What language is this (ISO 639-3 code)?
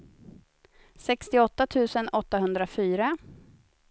swe